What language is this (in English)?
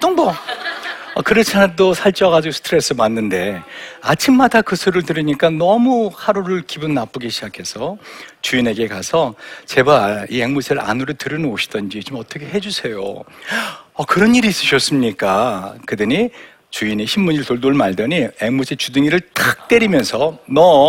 Korean